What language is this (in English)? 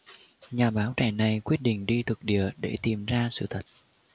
Vietnamese